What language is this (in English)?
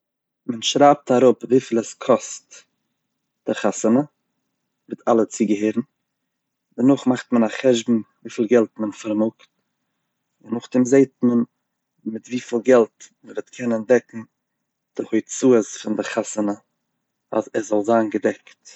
Yiddish